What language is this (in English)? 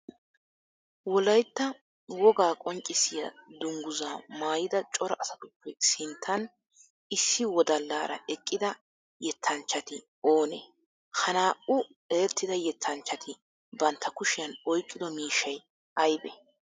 Wolaytta